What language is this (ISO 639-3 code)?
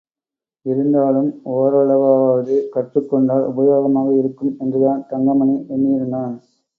tam